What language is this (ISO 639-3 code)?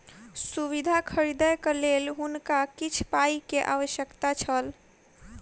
mai